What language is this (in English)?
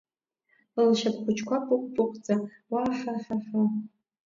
Abkhazian